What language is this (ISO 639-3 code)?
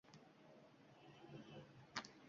uzb